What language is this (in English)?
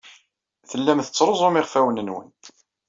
Kabyle